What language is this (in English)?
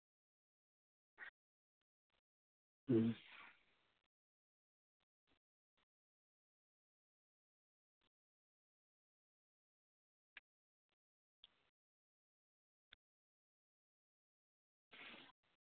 Santali